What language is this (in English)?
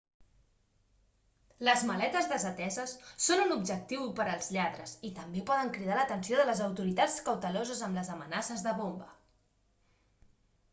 Catalan